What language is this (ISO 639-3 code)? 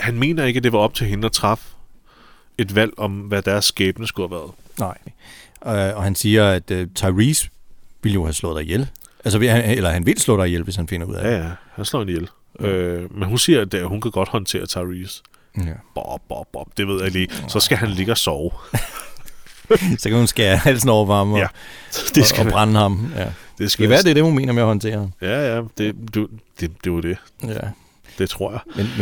dan